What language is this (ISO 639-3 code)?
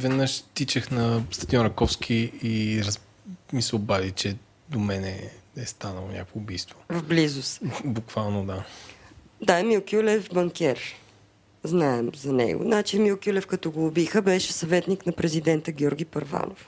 bul